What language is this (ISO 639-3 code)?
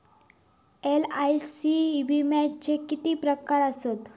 mar